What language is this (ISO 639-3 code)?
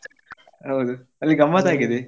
kan